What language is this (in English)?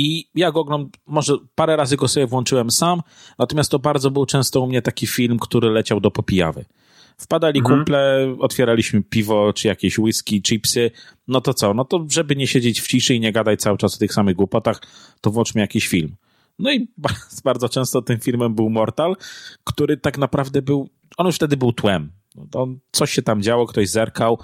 Polish